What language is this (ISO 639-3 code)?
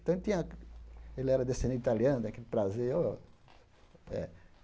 por